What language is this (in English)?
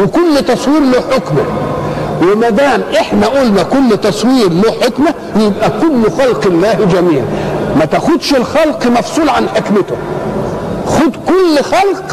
Arabic